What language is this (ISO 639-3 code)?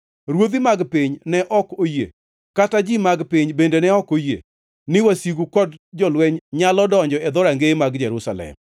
luo